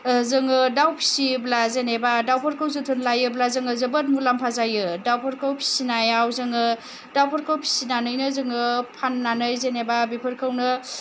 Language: Bodo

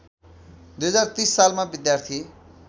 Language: Nepali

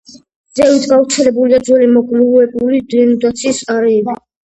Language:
Georgian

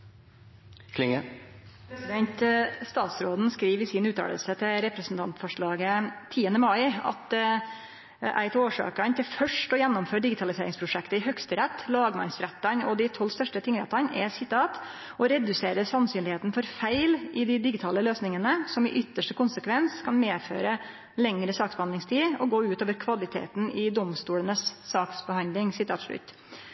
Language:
Norwegian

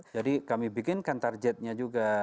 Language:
Indonesian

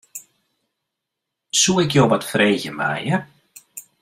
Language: Western Frisian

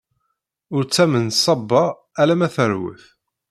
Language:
Kabyle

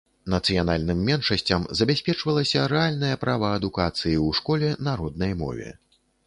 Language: Belarusian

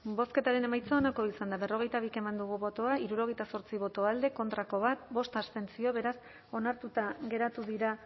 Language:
Basque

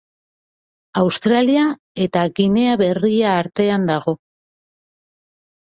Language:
Basque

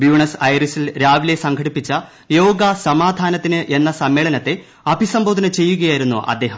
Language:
Malayalam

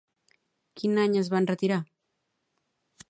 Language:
Catalan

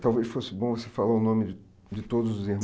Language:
Portuguese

